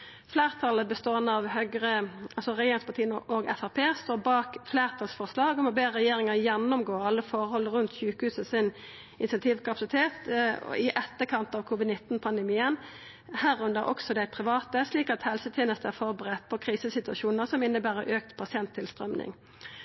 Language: Norwegian Nynorsk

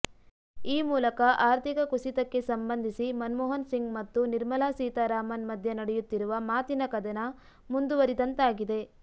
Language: Kannada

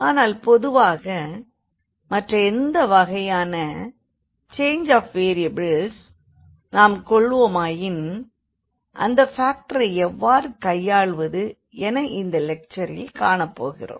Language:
Tamil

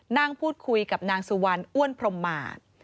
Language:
Thai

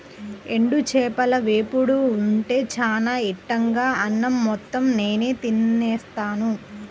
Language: Telugu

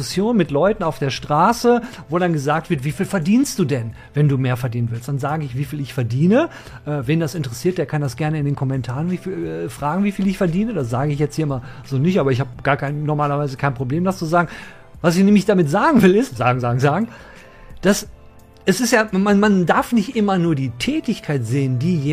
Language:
German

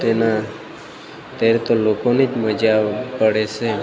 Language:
Gujarati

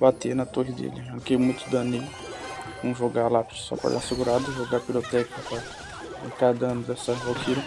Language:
Portuguese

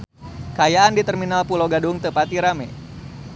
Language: Sundanese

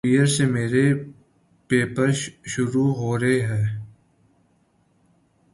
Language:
Urdu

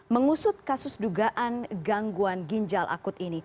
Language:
Indonesian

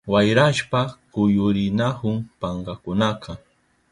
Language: Southern Pastaza Quechua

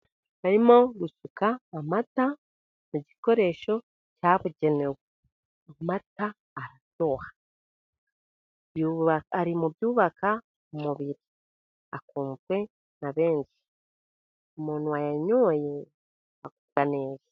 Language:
Kinyarwanda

